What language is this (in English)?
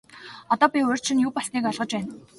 Mongolian